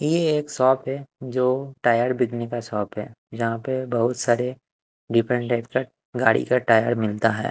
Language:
Hindi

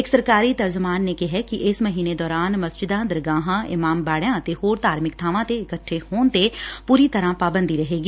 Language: Punjabi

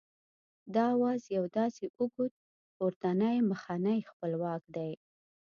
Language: Pashto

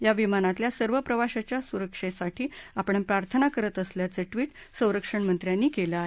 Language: Marathi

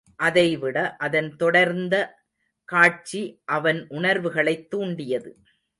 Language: Tamil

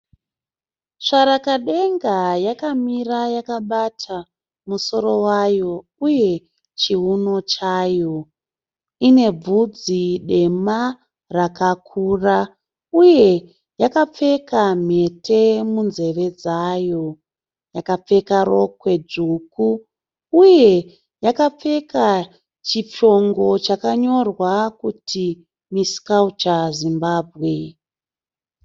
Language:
Shona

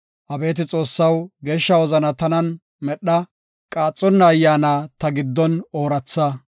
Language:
Gofa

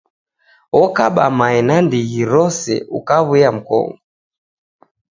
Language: Taita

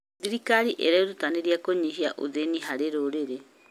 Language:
Kikuyu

